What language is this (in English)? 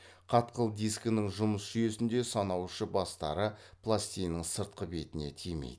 Kazakh